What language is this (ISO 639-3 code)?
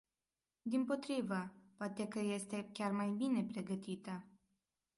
ron